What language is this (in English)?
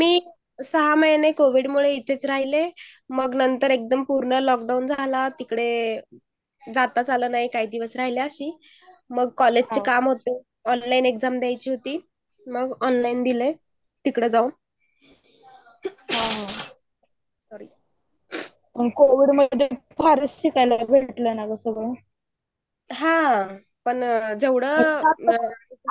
Marathi